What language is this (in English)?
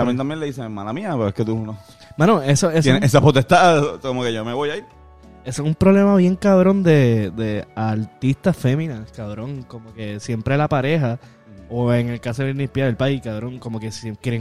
Spanish